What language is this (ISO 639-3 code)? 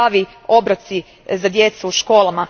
hrv